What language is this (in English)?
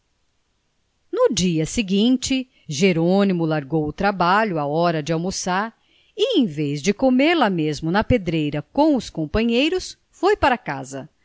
Portuguese